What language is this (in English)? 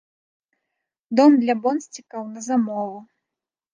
Belarusian